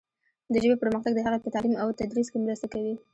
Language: Pashto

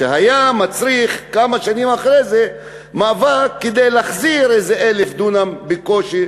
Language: Hebrew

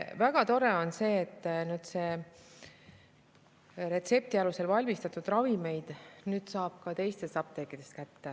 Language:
Estonian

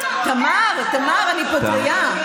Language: Hebrew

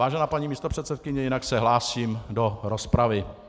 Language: Czech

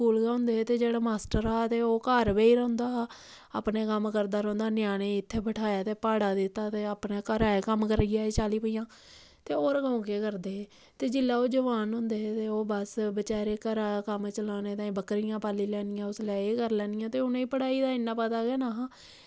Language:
Dogri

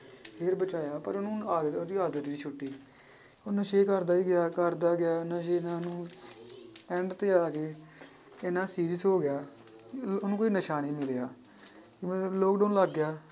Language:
Punjabi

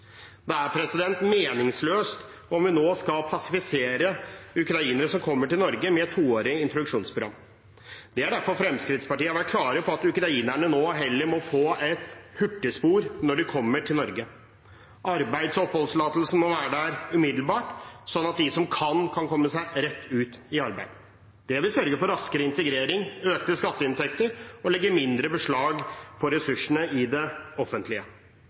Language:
Norwegian Bokmål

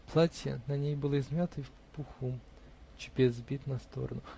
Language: Russian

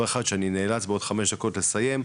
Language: Hebrew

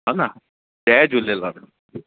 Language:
Sindhi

